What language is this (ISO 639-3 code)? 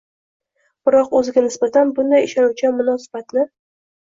uzb